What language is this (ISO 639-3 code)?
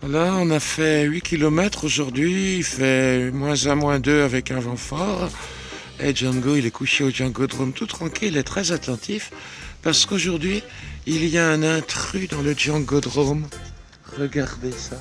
fra